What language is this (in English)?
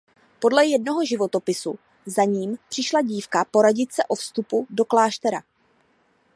Czech